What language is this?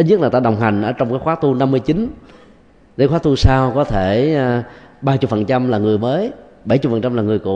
Vietnamese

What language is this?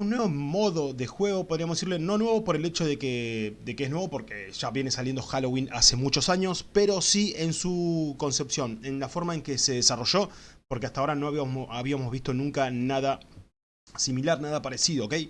Spanish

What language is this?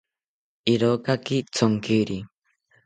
South Ucayali Ashéninka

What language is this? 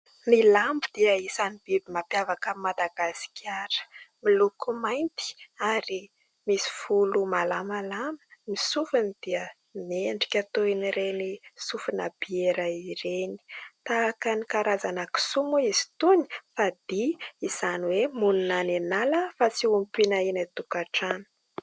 Malagasy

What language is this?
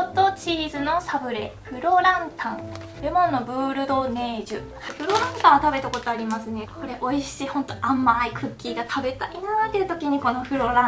Japanese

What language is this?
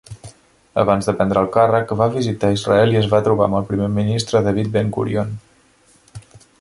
Catalan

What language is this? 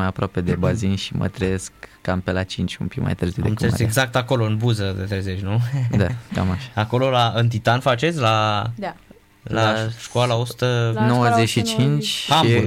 Romanian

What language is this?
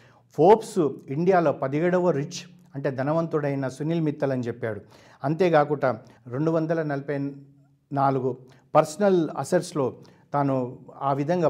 Telugu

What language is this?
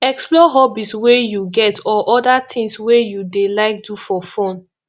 Nigerian Pidgin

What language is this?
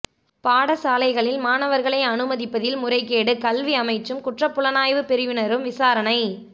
Tamil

